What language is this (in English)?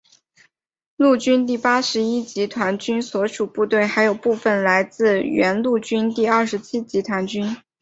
Chinese